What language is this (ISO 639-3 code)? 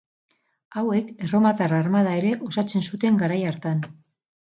eus